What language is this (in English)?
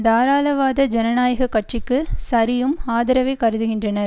Tamil